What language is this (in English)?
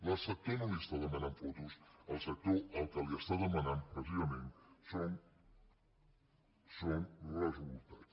Catalan